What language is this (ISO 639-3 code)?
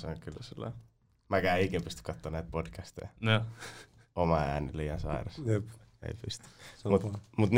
fin